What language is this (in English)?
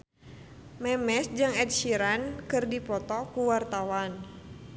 Sundanese